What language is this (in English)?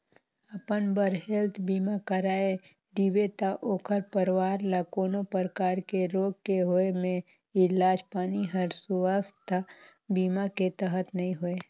Chhattisgarhi